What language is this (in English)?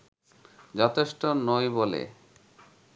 Bangla